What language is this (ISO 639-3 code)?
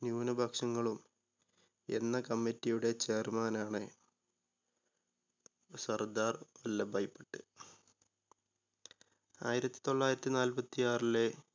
mal